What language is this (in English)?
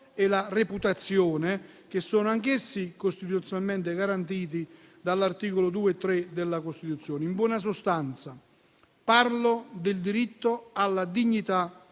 Italian